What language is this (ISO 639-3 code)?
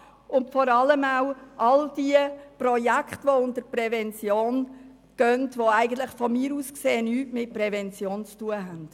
gsw